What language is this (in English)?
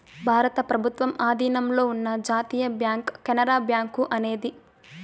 Telugu